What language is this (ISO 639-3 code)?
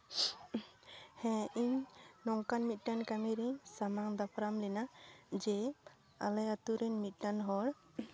sat